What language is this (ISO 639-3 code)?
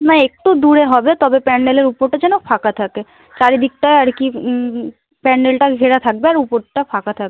ben